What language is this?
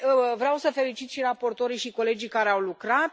Romanian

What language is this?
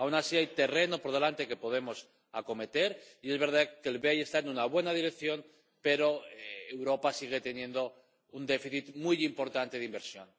Spanish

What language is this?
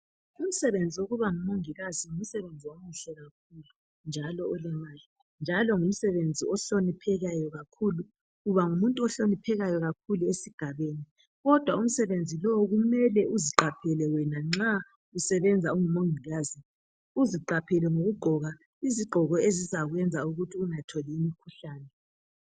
North Ndebele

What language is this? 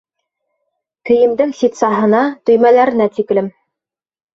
Bashkir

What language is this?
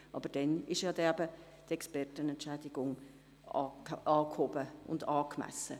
Swiss German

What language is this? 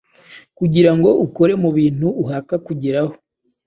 Kinyarwanda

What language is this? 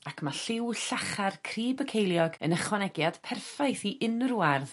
Welsh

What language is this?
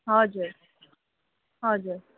Nepali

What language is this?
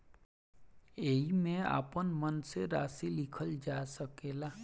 Bhojpuri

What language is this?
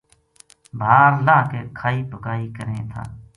Gujari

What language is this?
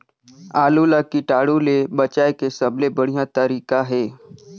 Chhattisgarhi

